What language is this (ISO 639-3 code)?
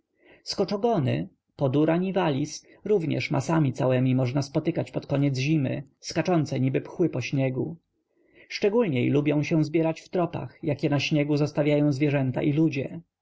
pol